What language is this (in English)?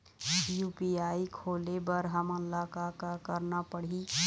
Chhattisgarhi